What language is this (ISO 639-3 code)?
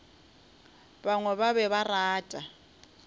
nso